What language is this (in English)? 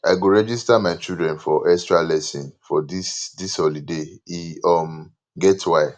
Nigerian Pidgin